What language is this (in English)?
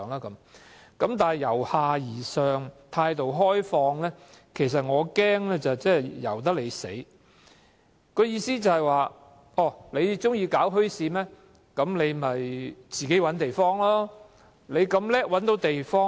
Cantonese